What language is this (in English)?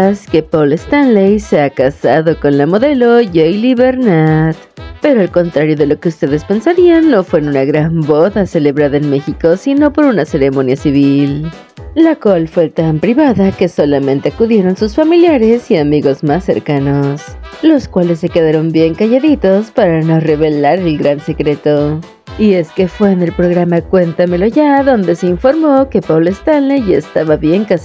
Spanish